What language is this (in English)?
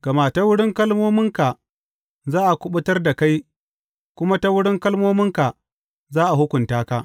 Hausa